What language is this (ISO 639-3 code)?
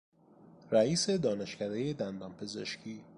fas